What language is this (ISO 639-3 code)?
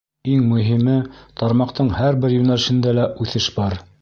bak